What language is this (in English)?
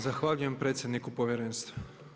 Croatian